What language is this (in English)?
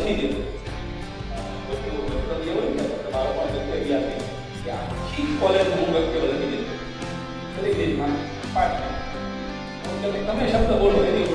Gujarati